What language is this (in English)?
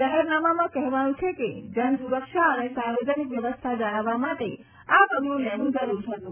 Gujarati